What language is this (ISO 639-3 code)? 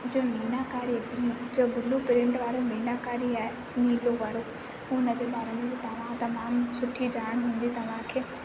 snd